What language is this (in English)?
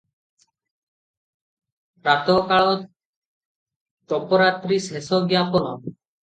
Odia